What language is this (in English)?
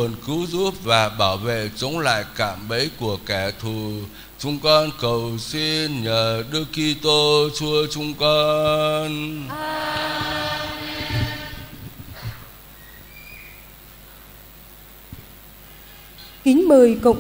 Vietnamese